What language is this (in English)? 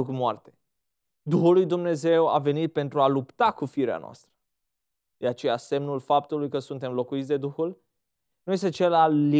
Romanian